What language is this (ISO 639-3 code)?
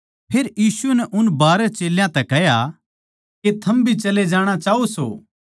bgc